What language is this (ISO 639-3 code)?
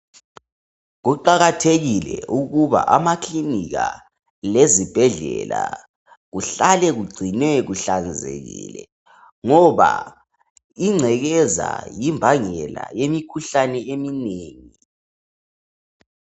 nde